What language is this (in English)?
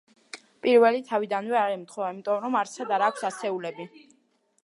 Georgian